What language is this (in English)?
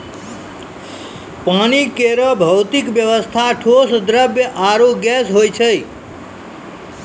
Maithili